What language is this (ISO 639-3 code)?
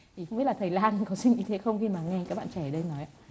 vie